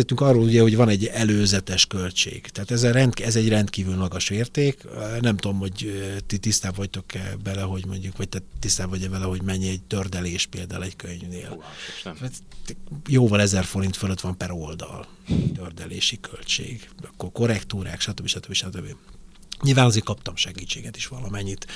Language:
Hungarian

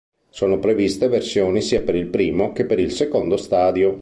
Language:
Italian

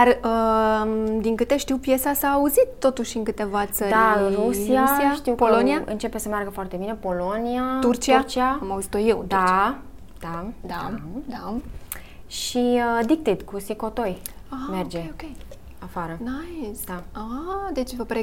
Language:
Romanian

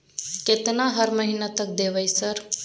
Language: Maithili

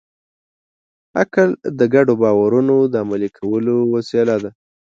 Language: Pashto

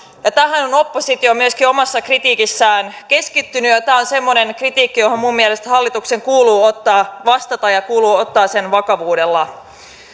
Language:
Finnish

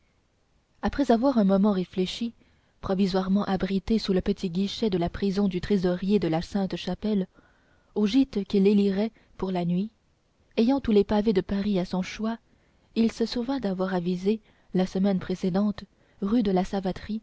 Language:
French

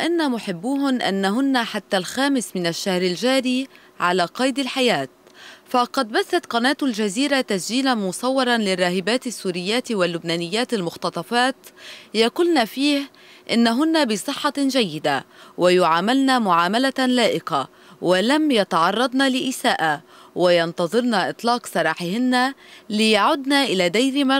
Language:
Arabic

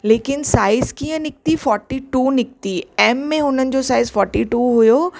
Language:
Sindhi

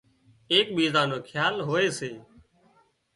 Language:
Wadiyara Koli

